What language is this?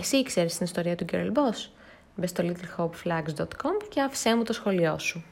Greek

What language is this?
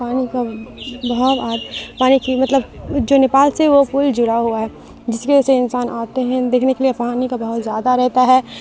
Urdu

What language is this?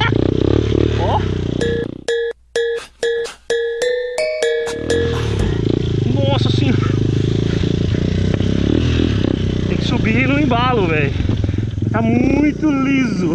Portuguese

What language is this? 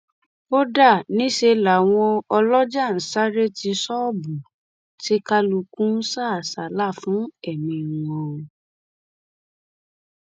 Yoruba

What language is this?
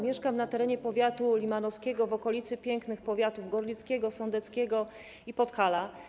Polish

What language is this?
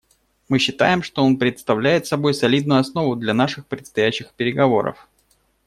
Russian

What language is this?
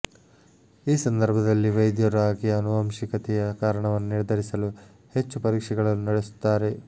Kannada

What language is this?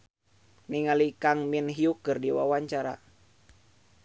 Sundanese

